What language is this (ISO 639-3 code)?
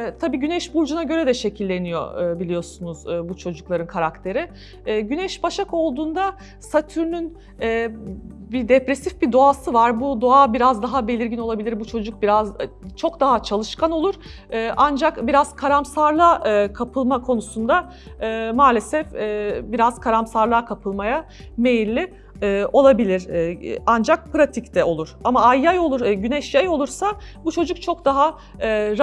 tur